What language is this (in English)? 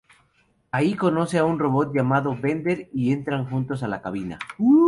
Spanish